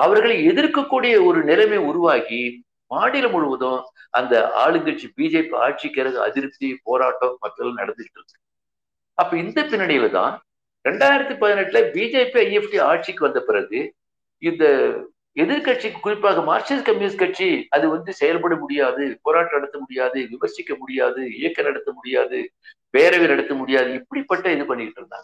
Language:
Tamil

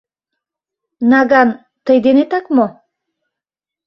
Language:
Mari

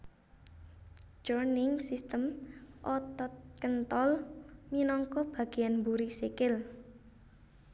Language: Javanese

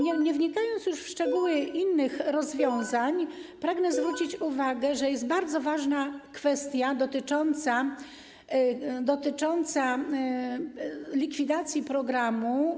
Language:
Polish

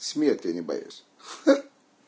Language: Russian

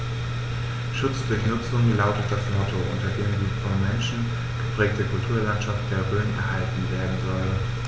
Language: German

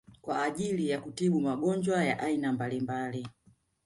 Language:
Swahili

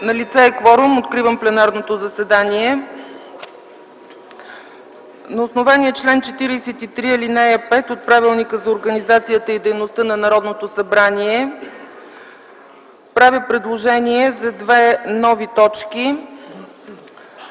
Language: Bulgarian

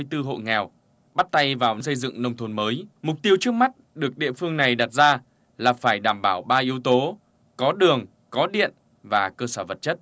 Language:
Vietnamese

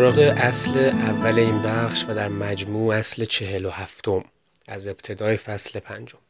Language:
Persian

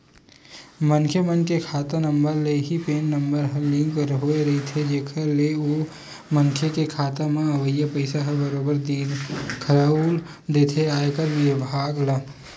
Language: Chhattisgarhi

